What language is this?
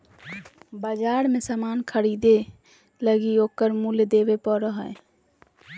Magahi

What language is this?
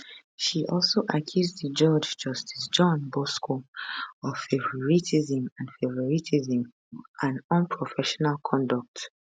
Nigerian Pidgin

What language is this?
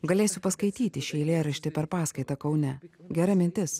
Lithuanian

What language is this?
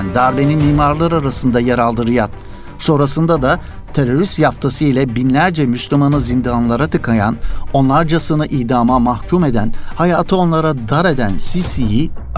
Turkish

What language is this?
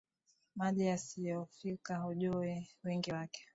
Swahili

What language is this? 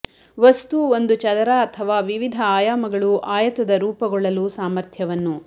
Kannada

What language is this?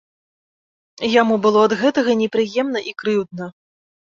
Belarusian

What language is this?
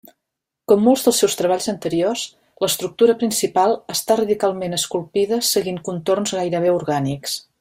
Catalan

